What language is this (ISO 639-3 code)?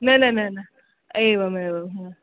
san